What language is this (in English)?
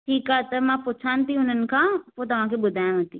Sindhi